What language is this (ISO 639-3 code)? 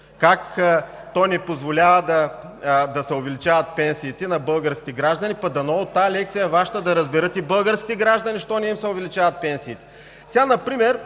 bul